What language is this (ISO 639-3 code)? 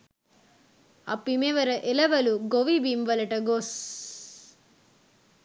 sin